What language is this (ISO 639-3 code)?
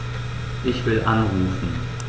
deu